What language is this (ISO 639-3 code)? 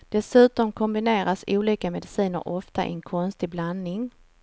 swe